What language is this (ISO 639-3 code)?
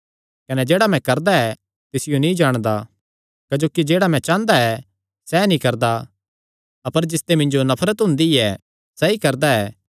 xnr